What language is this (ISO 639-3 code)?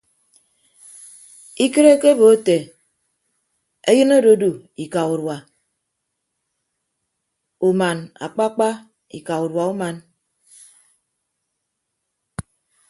ibb